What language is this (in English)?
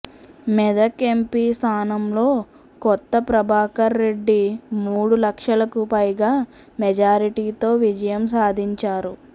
Telugu